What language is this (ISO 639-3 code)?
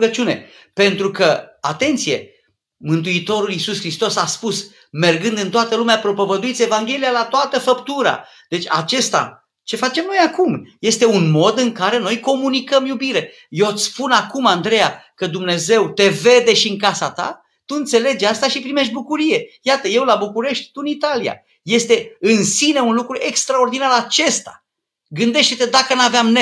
ron